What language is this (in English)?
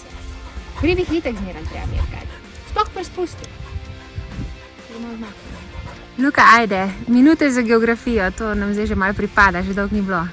Slovenian